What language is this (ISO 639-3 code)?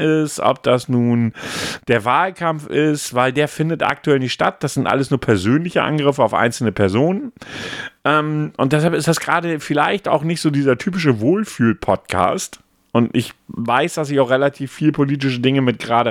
deu